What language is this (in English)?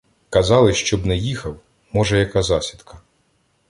Ukrainian